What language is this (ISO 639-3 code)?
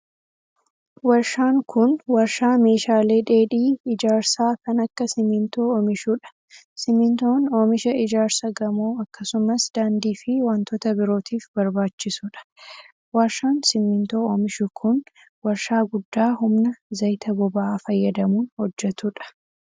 orm